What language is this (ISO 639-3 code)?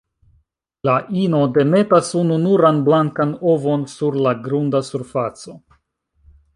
epo